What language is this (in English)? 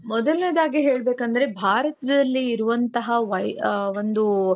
Kannada